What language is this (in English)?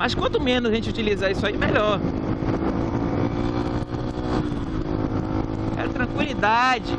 Portuguese